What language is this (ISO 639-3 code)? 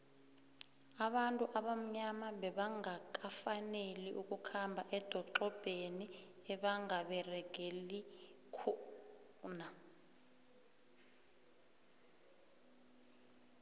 nbl